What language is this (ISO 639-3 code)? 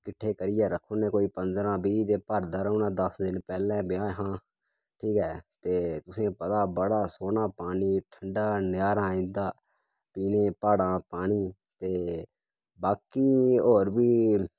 doi